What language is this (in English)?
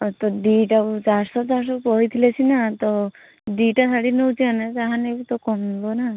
Odia